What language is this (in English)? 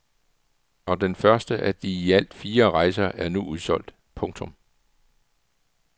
Danish